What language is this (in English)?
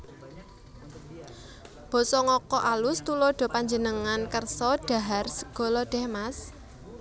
Javanese